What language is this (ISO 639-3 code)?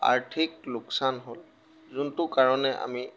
asm